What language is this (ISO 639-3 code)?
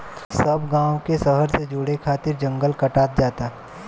bho